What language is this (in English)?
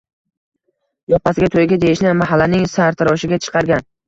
Uzbek